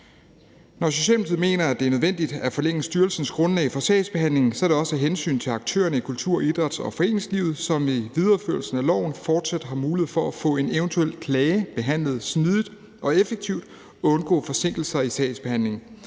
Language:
Danish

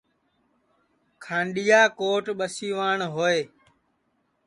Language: Sansi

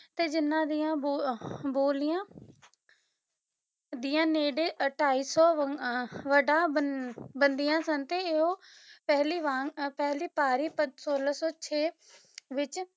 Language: Punjabi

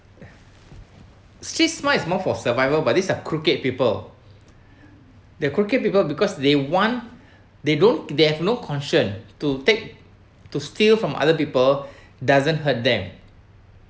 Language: English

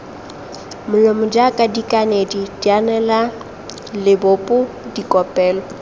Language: Tswana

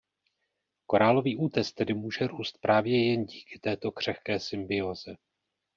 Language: Czech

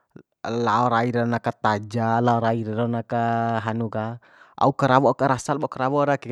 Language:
Bima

